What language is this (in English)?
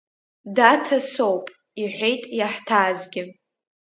Abkhazian